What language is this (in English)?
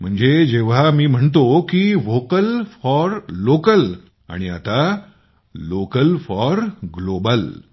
Marathi